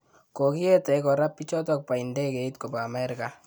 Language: Kalenjin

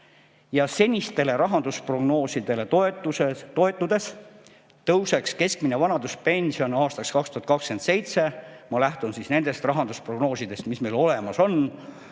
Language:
Estonian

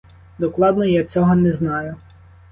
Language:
Ukrainian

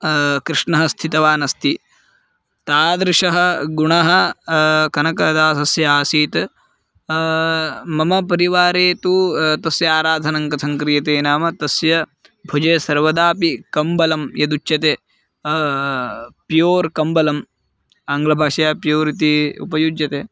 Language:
Sanskrit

